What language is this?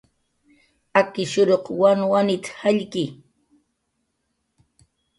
Jaqaru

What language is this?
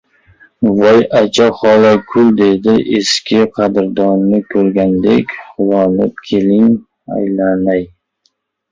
Uzbek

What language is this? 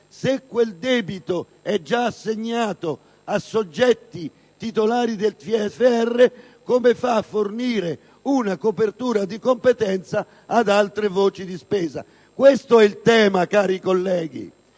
Italian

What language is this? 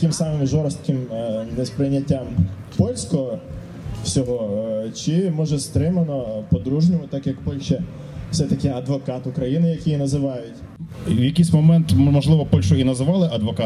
Ukrainian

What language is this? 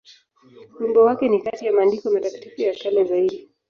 Swahili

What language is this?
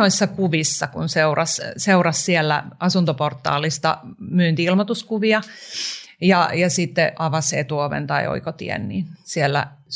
Finnish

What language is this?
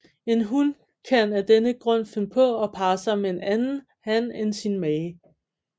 Danish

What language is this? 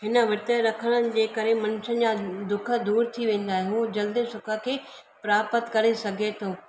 Sindhi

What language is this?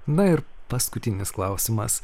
Lithuanian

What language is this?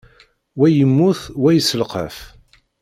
Kabyle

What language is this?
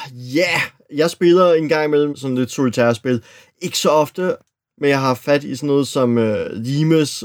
Danish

